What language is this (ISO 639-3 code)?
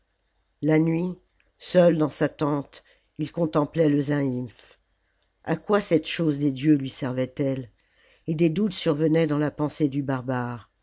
fra